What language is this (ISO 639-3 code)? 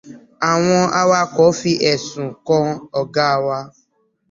yor